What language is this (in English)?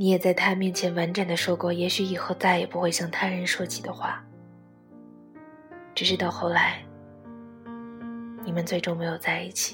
Chinese